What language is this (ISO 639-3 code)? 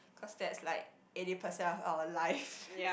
eng